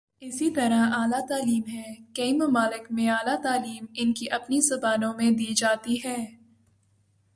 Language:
Urdu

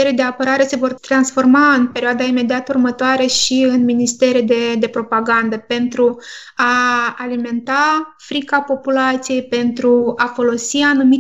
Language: Romanian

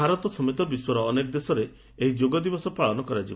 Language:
Odia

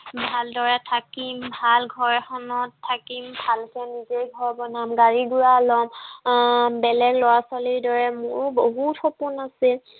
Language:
Assamese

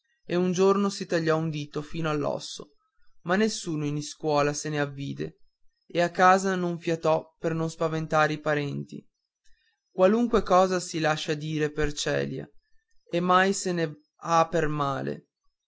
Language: Italian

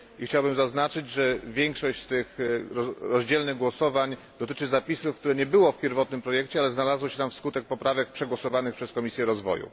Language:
Polish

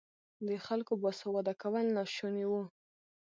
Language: Pashto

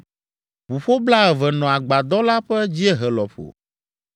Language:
Ewe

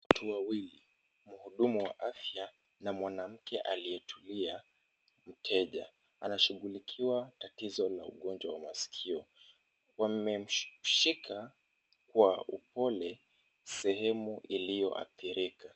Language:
Swahili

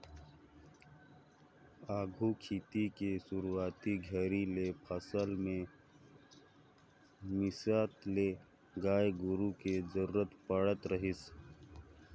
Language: Chhattisgarhi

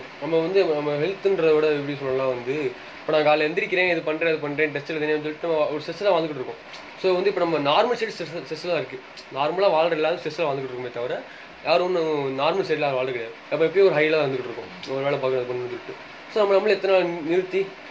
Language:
Tamil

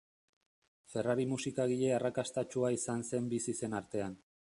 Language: Basque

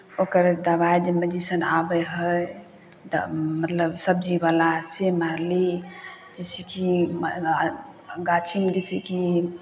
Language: Maithili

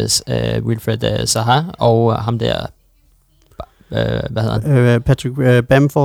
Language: Danish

